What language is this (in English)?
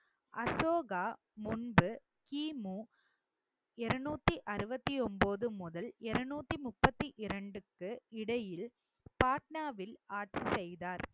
Tamil